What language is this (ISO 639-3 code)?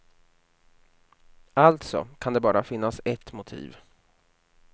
swe